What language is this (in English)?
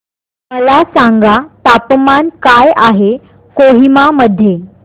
Marathi